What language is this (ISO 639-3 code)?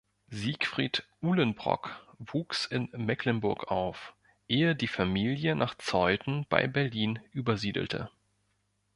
deu